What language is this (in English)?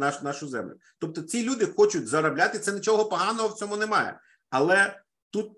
Ukrainian